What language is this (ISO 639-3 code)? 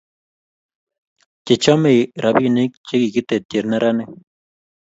kln